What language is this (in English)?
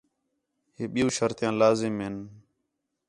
Khetrani